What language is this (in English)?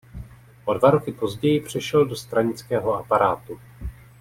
Czech